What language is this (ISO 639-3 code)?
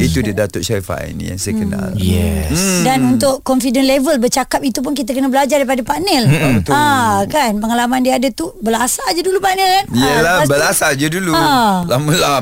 msa